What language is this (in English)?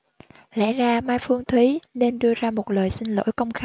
Vietnamese